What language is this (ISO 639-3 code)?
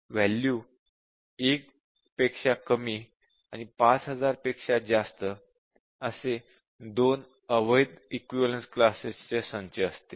mar